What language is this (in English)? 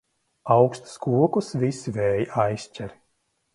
Latvian